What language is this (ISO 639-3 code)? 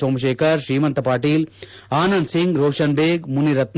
kan